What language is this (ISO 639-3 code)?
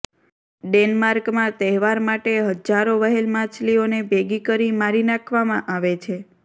guj